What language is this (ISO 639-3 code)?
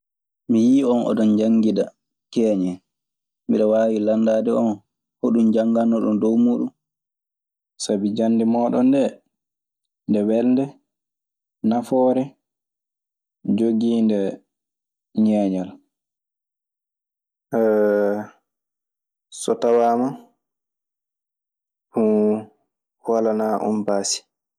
ffm